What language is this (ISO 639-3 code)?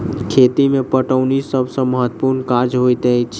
mai